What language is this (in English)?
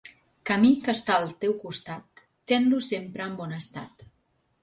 Catalan